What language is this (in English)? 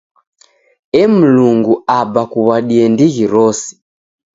Taita